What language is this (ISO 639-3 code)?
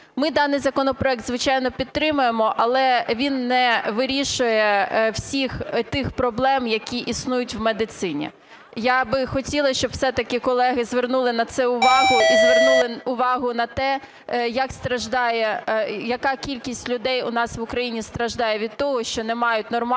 ukr